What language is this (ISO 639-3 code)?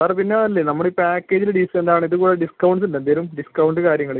mal